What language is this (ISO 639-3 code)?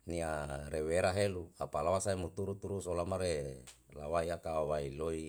jal